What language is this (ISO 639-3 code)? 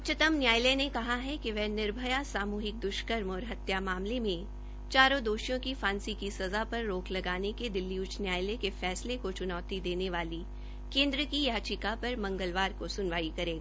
hin